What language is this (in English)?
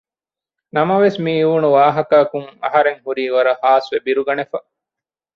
Divehi